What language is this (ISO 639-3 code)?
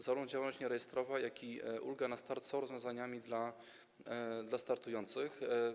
pol